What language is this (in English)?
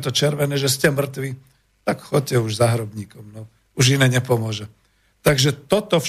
Slovak